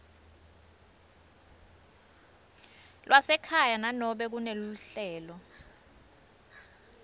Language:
Swati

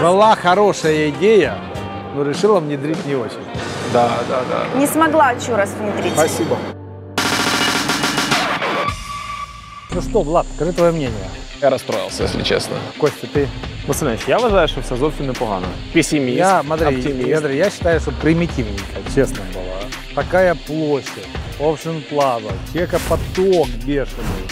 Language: Russian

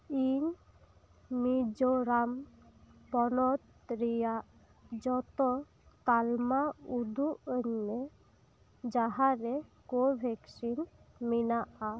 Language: Santali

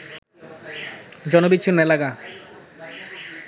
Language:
Bangla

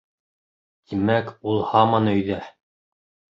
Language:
Bashkir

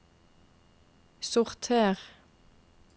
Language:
Norwegian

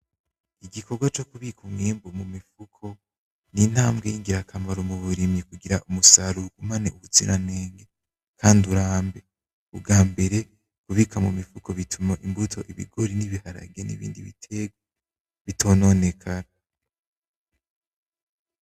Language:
Rundi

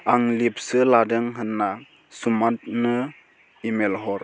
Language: Bodo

